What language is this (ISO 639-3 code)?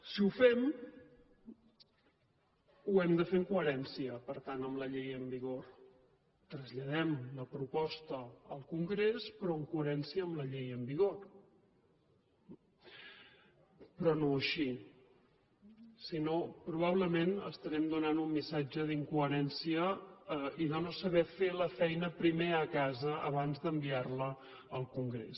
cat